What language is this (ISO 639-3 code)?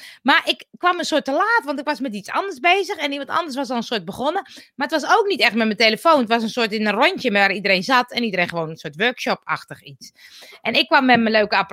nld